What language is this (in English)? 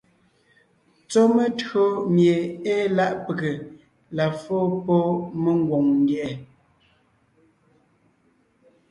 Ngiemboon